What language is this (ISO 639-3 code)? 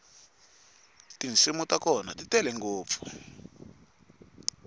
tso